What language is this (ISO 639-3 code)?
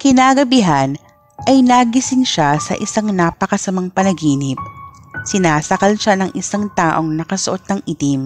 fil